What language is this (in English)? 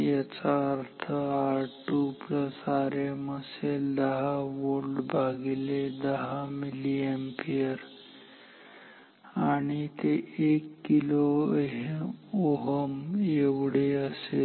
Marathi